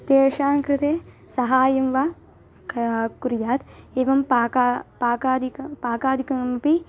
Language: Sanskrit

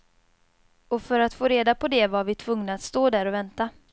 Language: Swedish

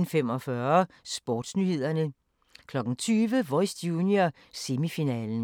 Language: Danish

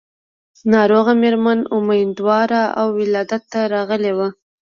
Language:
Pashto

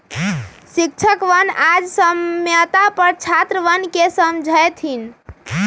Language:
Magahi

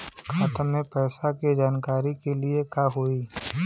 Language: Bhojpuri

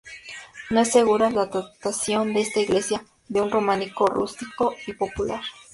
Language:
Spanish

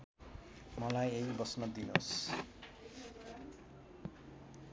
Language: Nepali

